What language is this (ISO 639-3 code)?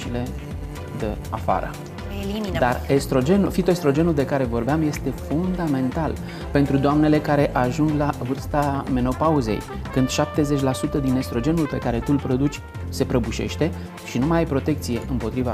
ron